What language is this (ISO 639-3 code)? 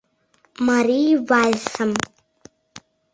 chm